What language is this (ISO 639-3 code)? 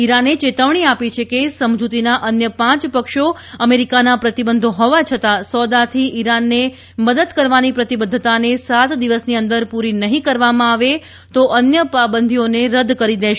guj